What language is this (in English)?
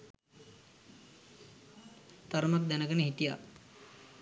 Sinhala